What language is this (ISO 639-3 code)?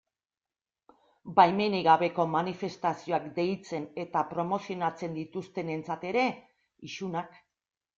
eus